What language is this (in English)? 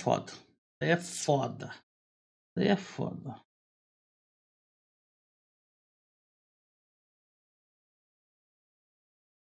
Portuguese